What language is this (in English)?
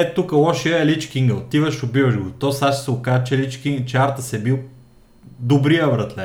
Bulgarian